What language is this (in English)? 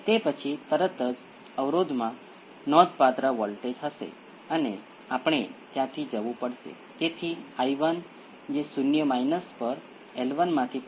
Gujarati